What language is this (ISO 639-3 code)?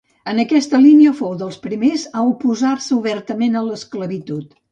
cat